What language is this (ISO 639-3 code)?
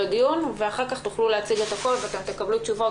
heb